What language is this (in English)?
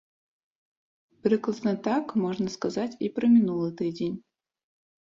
Belarusian